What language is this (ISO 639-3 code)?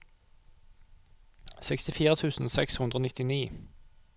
nor